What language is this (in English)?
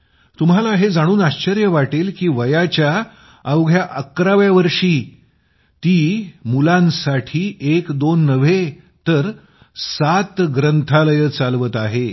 Marathi